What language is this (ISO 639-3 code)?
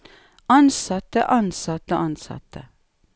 nor